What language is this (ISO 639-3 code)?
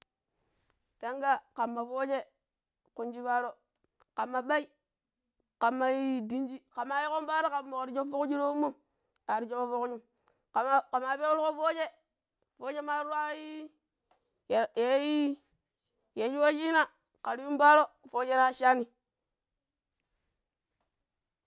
pip